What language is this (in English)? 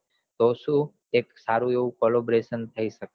Gujarati